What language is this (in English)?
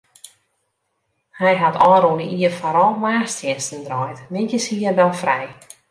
Western Frisian